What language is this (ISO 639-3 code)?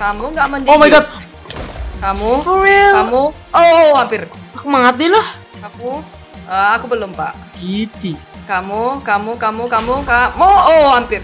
ind